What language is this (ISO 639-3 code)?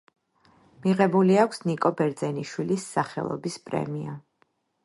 kat